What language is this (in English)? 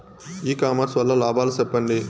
Telugu